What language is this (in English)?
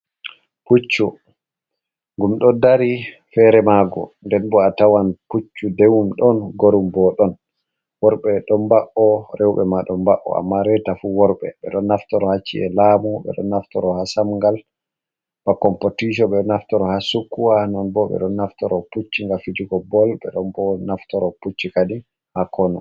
Fula